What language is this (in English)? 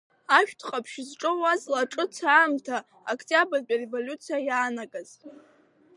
Abkhazian